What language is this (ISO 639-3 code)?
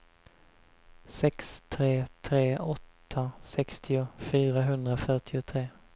swe